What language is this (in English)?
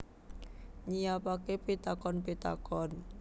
Javanese